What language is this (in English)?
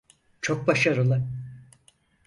Turkish